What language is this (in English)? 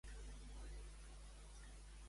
Catalan